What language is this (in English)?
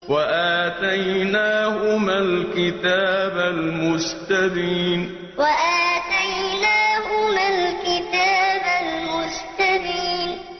Arabic